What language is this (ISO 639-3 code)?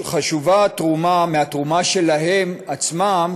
heb